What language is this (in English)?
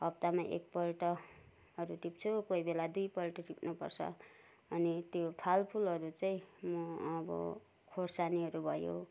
Nepali